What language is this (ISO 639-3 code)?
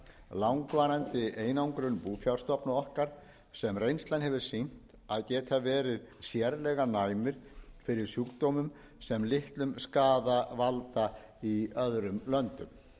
isl